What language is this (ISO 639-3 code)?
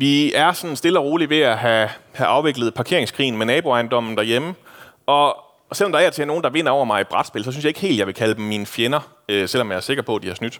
dan